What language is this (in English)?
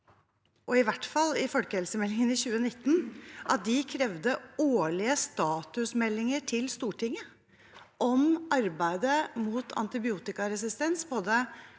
Norwegian